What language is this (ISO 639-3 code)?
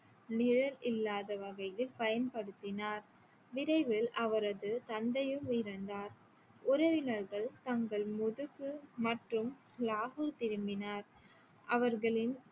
tam